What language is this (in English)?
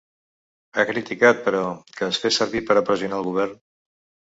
Catalan